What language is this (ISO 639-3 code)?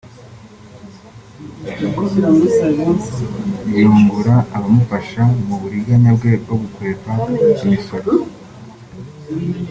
kin